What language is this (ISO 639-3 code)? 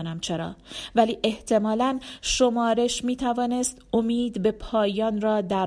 fas